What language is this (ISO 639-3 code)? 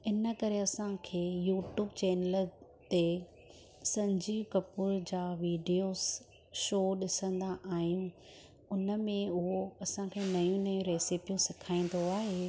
snd